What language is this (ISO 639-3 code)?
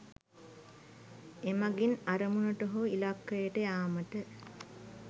sin